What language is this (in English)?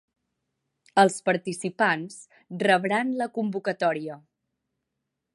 Catalan